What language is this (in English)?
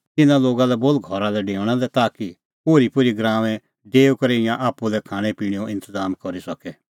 Kullu Pahari